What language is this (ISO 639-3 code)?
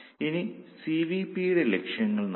mal